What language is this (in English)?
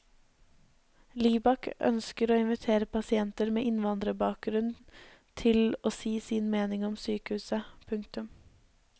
Norwegian